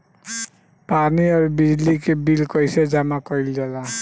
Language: Bhojpuri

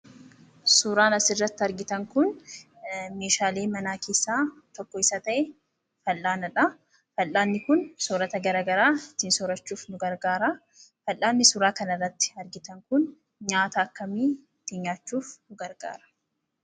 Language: Oromo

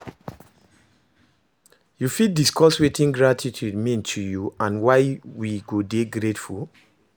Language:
Nigerian Pidgin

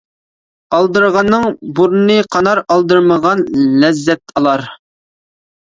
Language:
Uyghur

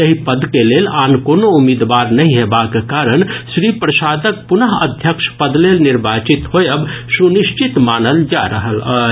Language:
Maithili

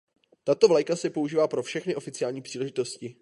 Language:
Czech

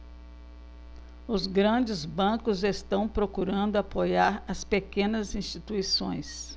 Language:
Portuguese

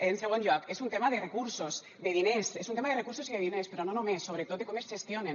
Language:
Catalan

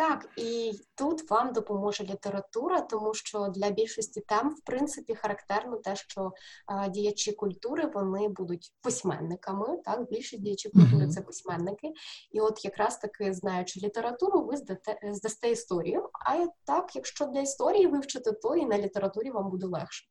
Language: Ukrainian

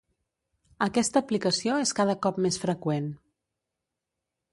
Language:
Catalan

